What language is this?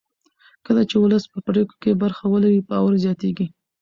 Pashto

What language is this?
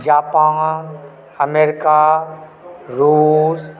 Maithili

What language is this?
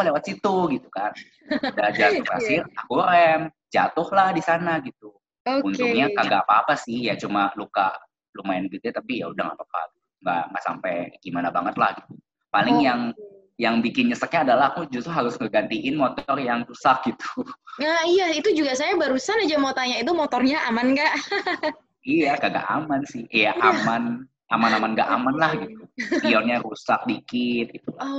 Indonesian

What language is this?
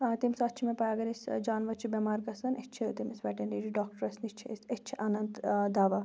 Kashmiri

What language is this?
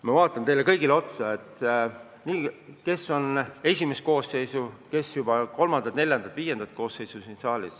Estonian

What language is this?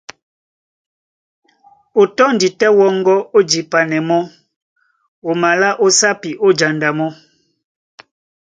Duala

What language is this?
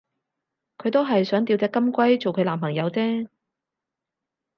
Cantonese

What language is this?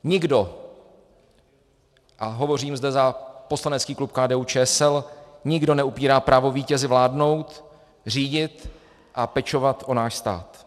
Czech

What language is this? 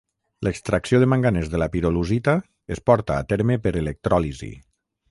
Catalan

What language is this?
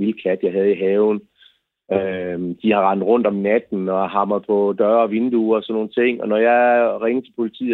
Danish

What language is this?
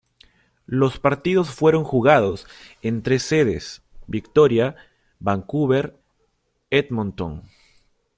Spanish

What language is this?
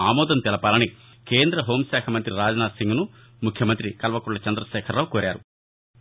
Telugu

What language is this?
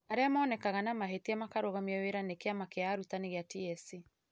Kikuyu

